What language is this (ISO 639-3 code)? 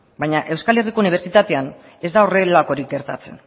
eus